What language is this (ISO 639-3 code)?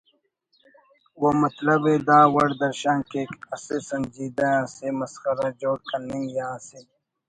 brh